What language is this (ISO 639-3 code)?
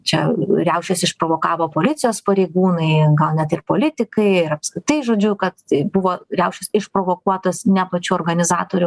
lit